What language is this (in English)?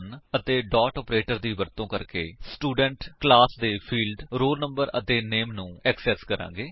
Punjabi